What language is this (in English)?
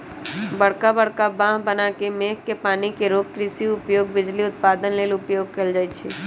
Magahi